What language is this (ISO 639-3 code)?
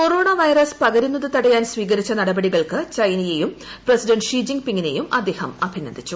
mal